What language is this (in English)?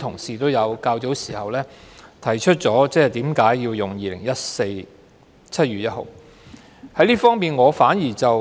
Cantonese